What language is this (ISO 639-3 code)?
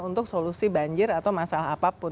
ind